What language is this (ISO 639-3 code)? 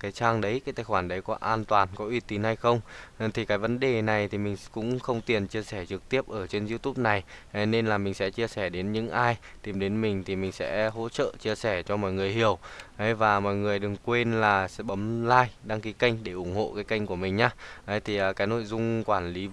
vie